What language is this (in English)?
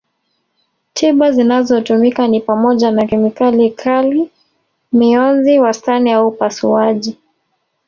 Swahili